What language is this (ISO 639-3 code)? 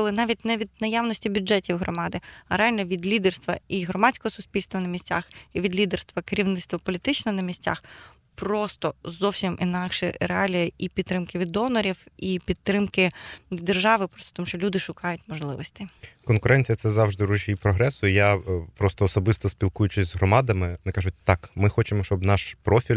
ukr